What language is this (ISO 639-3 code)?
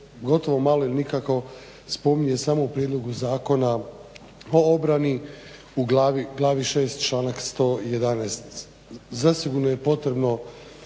hrv